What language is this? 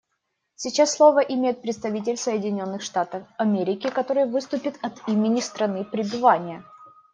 Russian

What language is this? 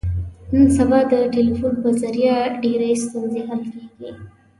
Pashto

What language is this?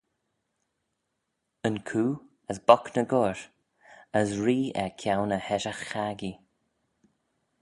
Manx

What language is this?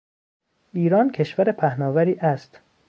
Persian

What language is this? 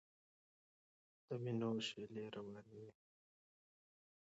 Pashto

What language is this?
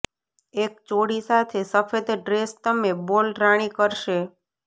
Gujarati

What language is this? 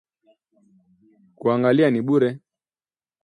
Swahili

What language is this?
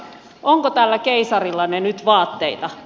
Finnish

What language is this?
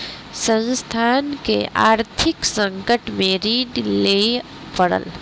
Maithili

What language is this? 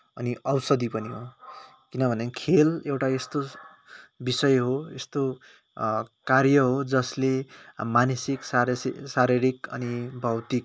Nepali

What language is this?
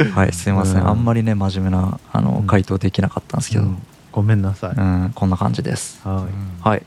Japanese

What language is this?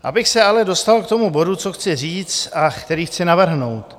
Czech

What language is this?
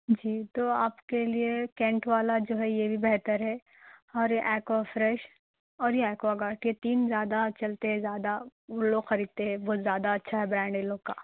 Urdu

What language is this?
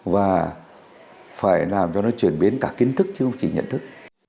Vietnamese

